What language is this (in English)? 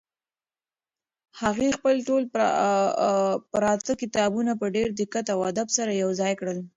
Pashto